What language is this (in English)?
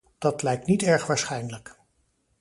Dutch